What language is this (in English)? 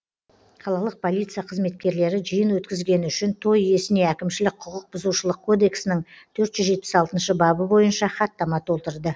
Kazakh